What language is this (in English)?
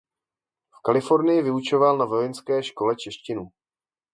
Czech